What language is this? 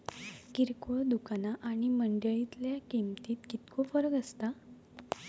Marathi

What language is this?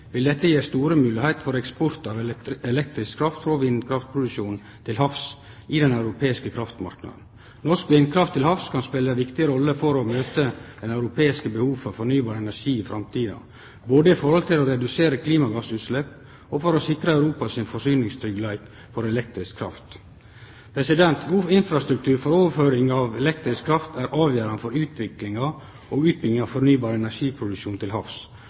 Norwegian Nynorsk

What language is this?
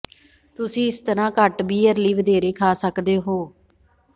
Punjabi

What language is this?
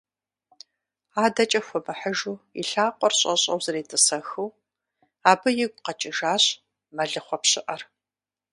Kabardian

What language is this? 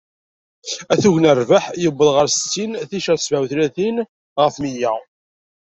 Kabyle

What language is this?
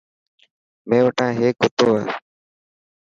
Dhatki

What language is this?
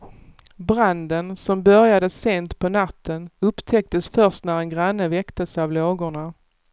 Swedish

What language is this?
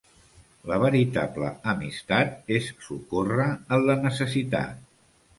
Catalan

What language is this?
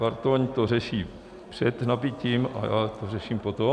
Czech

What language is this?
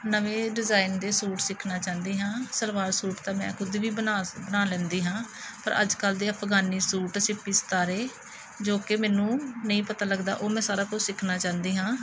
Punjabi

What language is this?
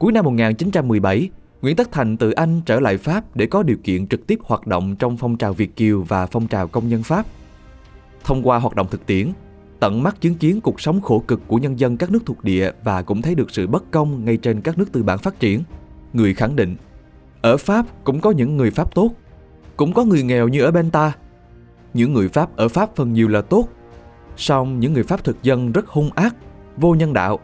Vietnamese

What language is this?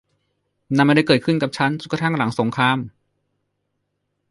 Thai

